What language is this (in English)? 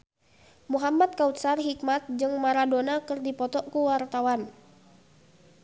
Sundanese